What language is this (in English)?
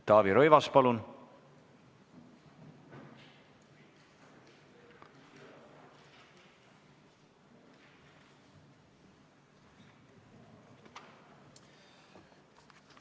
Estonian